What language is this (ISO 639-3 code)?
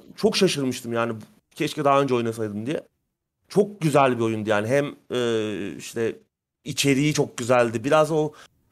tur